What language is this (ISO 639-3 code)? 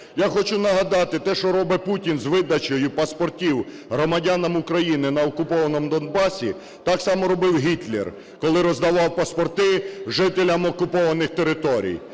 ukr